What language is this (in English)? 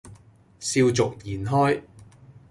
Cantonese